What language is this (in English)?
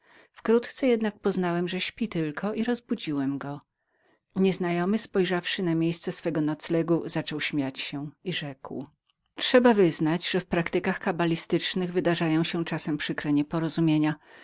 Polish